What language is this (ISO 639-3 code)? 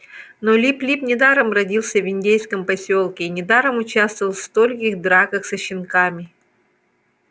rus